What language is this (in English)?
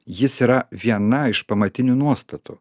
Lithuanian